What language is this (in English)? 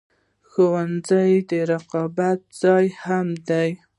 Pashto